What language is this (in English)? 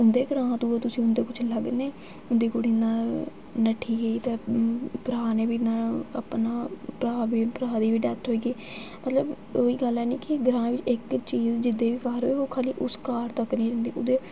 Dogri